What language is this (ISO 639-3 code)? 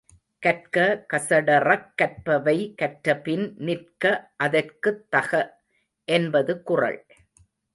tam